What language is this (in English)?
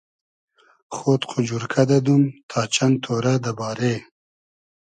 Hazaragi